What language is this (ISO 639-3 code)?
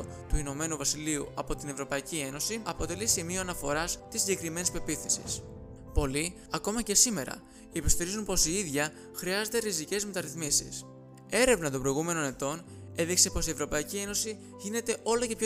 ell